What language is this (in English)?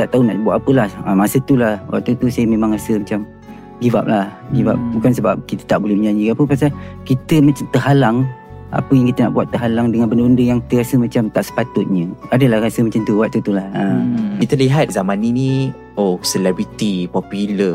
Malay